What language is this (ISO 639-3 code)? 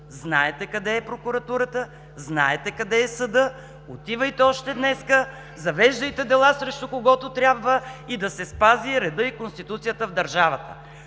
bul